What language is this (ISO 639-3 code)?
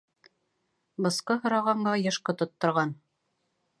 bak